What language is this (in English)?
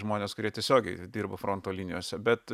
Lithuanian